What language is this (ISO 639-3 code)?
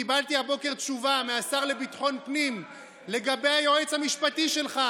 heb